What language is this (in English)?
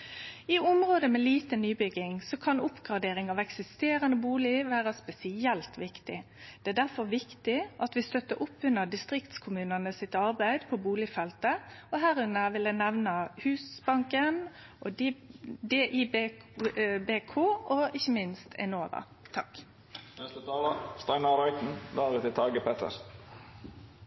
Norwegian